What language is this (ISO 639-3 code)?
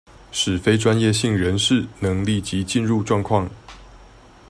zho